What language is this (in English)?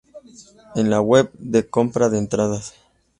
Spanish